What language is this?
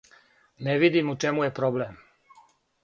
Serbian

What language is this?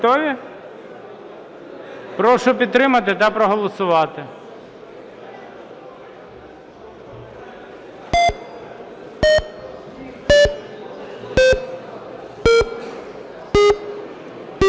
Ukrainian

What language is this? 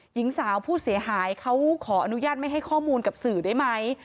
Thai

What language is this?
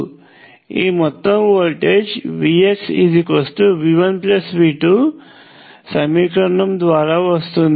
Telugu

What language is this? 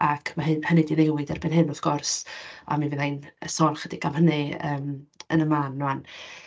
Welsh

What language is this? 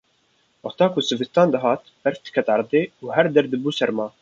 Kurdish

